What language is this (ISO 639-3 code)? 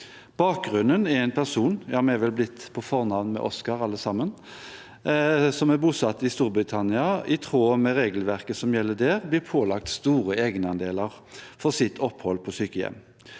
nor